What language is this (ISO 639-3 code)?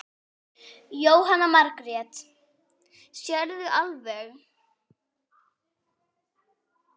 isl